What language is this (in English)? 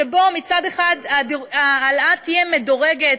Hebrew